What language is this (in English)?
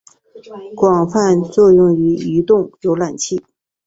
Chinese